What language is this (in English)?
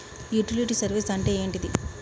Telugu